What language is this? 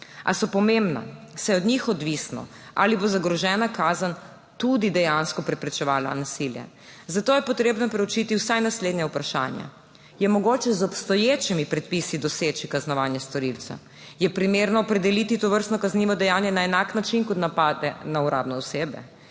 Slovenian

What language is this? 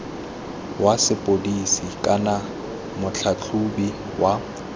Tswana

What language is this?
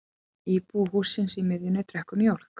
Icelandic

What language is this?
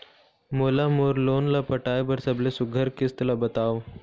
Chhattisgarhi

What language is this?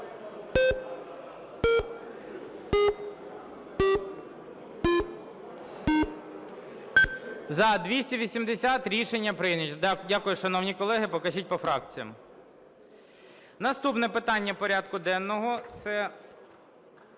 Ukrainian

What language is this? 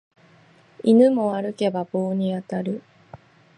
Japanese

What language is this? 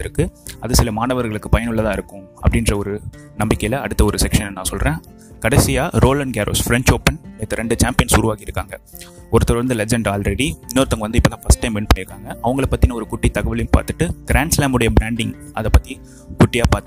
Tamil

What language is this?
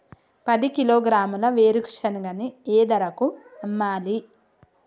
Telugu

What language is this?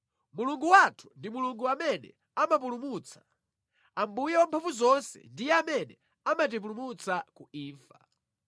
Nyanja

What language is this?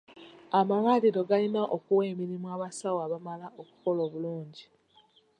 Ganda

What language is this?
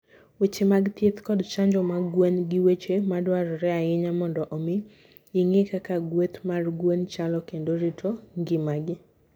Luo (Kenya and Tanzania)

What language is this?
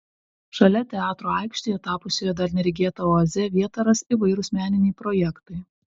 Lithuanian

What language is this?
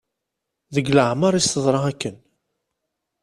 Kabyle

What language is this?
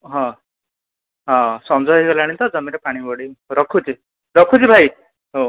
Odia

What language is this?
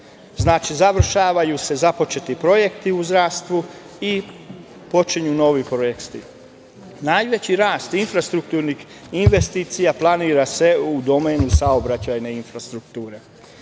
Serbian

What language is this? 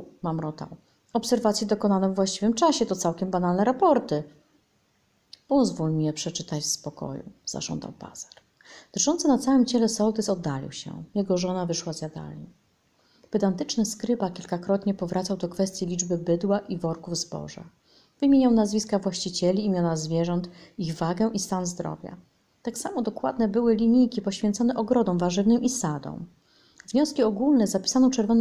Polish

